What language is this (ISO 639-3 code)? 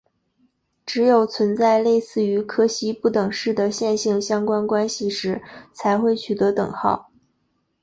zho